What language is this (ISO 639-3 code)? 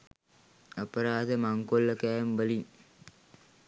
sin